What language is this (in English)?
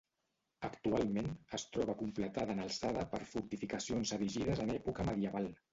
Catalan